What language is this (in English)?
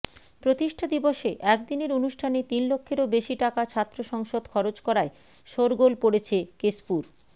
Bangla